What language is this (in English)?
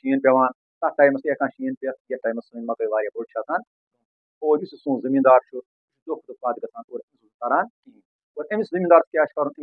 Punjabi